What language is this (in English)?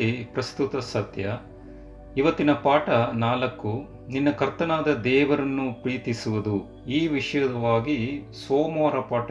Kannada